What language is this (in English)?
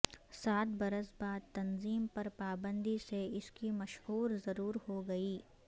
Urdu